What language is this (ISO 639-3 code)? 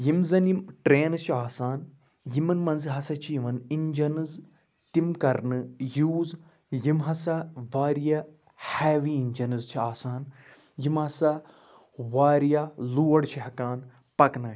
kas